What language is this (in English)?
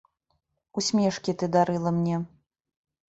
Belarusian